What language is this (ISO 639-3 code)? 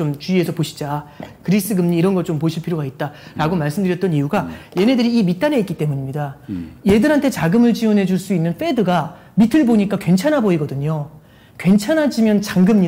kor